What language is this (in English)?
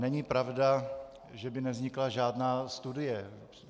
Czech